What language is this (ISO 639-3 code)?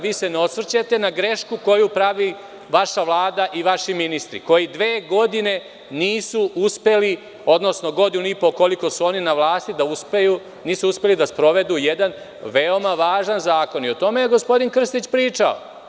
srp